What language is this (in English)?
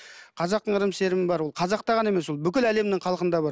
Kazakh